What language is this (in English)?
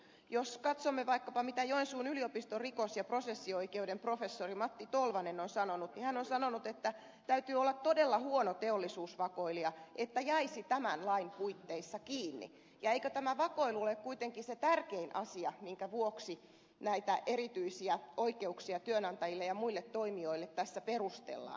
Finnish